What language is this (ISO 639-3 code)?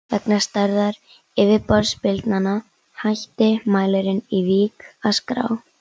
isl